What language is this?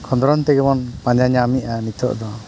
Santali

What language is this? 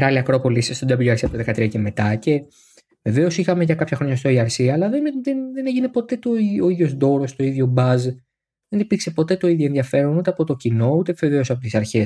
Greek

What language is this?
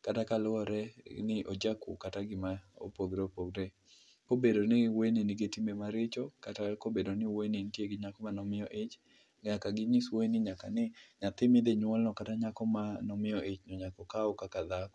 Luo (Kenya and Tanzania)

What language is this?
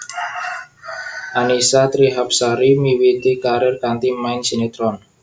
Javanese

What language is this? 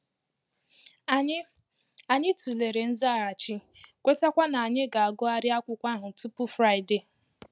Igbo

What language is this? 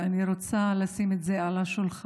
Hebrew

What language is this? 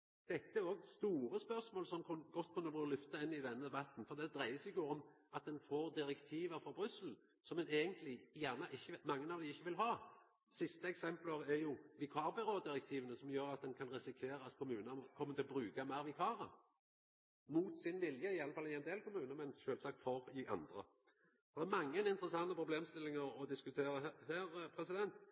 Norwegian Nynorsk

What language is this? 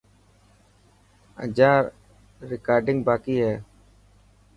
Dhatki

